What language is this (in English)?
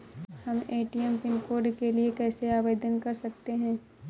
Hindi